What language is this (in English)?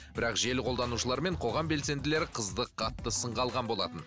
Kazakh